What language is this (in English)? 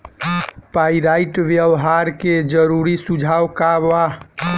Bhojpuri